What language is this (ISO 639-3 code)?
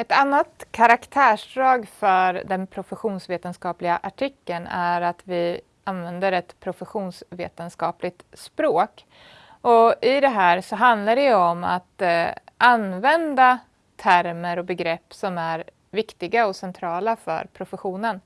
swe